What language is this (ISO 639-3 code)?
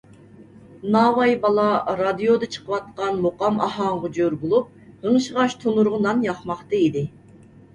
uig